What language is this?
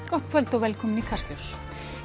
Icelandic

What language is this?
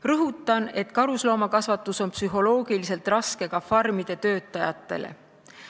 Estonian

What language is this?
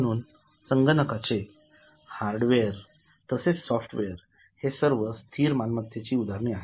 Marathi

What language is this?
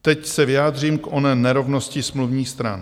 Czech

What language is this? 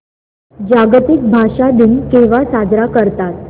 Marathi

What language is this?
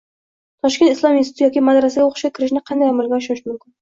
Uzbek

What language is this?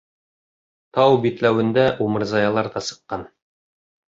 Bashkir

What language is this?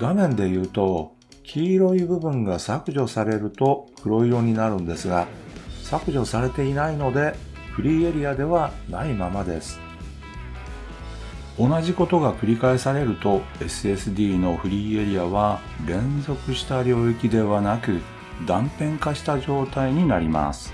Japanese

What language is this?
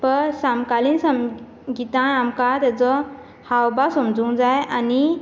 Konkani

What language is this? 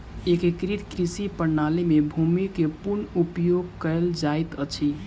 Maithili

